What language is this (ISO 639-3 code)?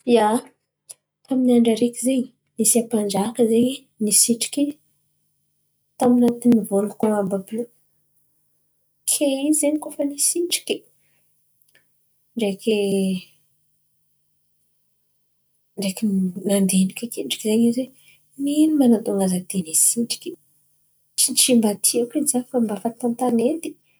xmv